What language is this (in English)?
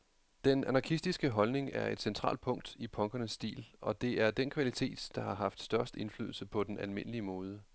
Danish